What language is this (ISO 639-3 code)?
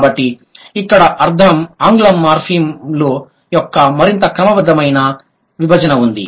tel